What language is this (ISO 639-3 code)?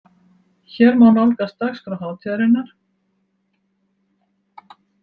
isl